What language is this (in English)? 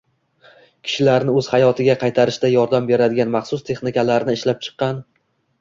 Uzbek